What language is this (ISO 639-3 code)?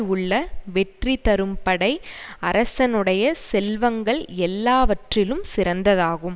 tam